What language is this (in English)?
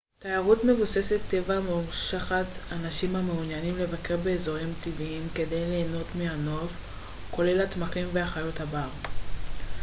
Hebrew